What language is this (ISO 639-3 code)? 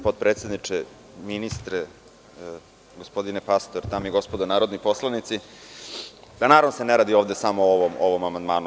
srp